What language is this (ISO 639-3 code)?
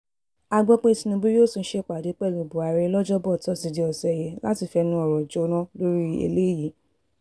yor